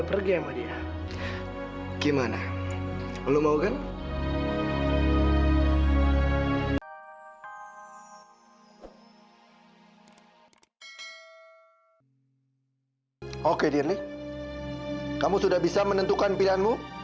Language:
Indonesian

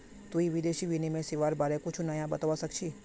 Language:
Magahi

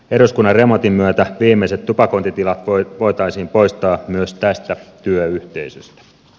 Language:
Finnish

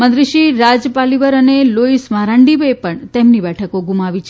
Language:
Gujarati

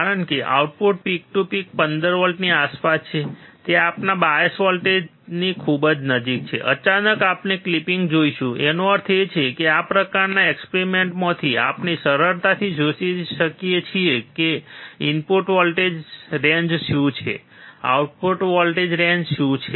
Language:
Gujarati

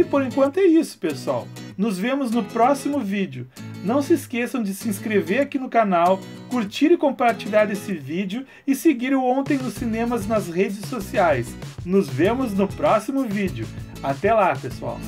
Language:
Portuguese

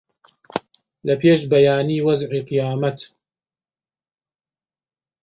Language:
Central Kurdish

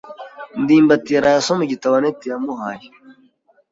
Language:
Kinyarwanda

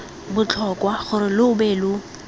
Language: Tswana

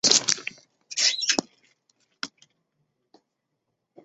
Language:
Chinese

